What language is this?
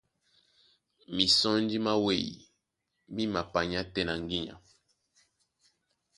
Duala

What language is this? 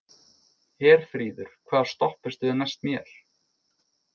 Icelandic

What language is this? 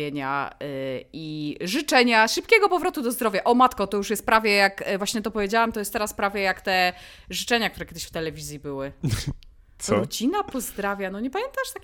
Polish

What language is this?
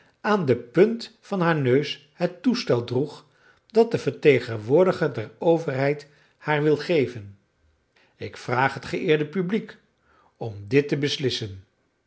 Dutch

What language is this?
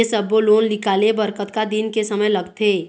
Chhattisgarhi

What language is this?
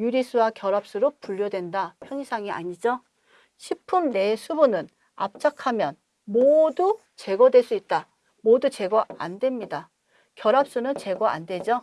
Korean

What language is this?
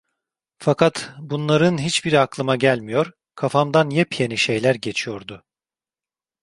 Turkish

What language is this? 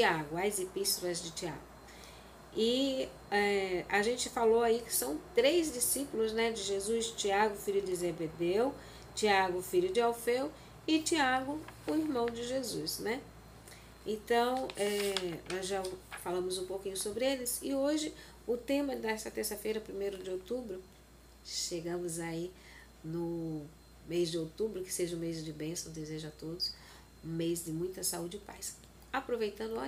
Portuguese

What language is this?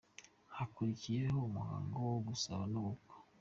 Kinyarwanda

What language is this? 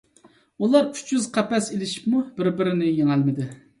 Uyghur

